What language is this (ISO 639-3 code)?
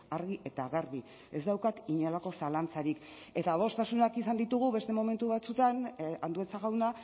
eus